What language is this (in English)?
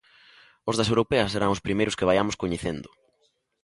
Galician